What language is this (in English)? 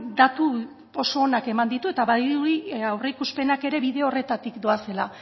Basque